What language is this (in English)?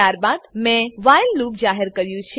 Gujarati